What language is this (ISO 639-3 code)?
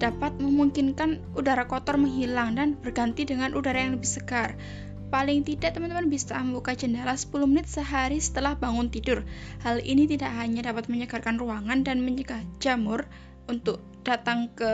ind